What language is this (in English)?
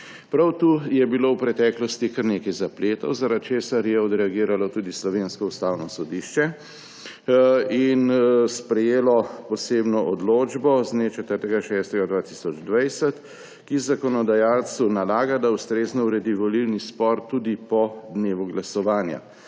Slovenian